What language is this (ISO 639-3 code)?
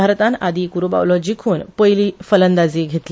kok